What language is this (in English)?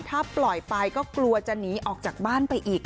Thai